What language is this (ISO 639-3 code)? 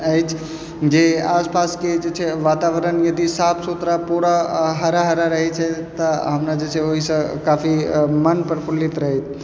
mai